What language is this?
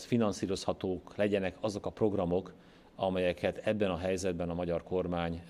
Hungarian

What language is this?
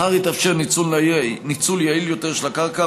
Hebrew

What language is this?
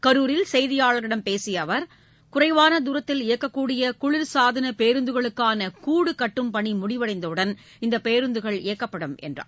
Tamil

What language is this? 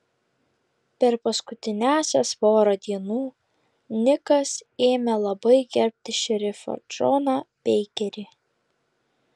Lithuanian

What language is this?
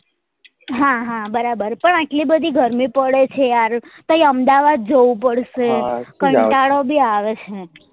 Gujarati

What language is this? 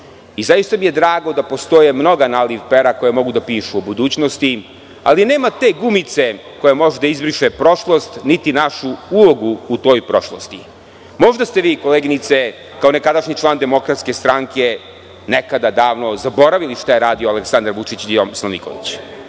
Serbian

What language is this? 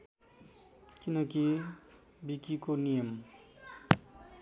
Nepali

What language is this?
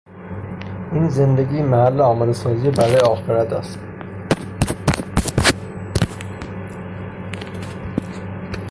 Persian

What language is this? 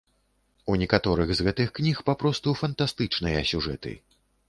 Belarusian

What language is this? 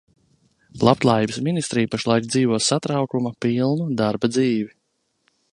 Latvian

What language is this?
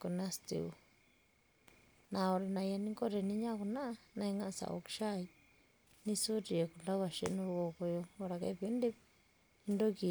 Masai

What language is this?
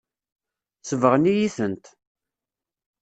Kabyle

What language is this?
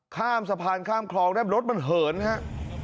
Thai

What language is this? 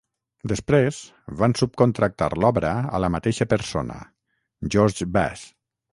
Catalan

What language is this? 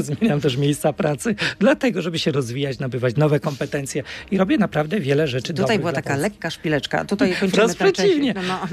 Polish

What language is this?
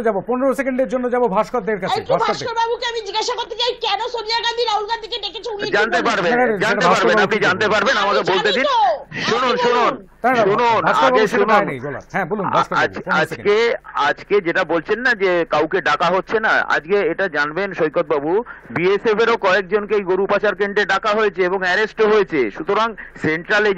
Romanian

